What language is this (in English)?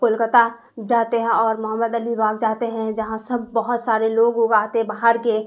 Urdu